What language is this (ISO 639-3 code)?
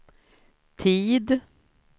swe